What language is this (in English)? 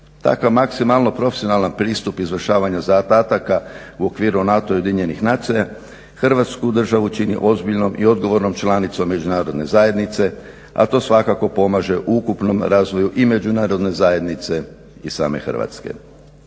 Croatian